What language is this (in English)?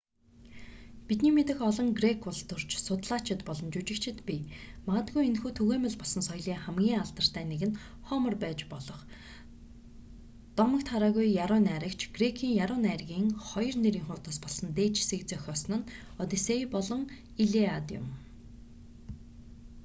Mongolian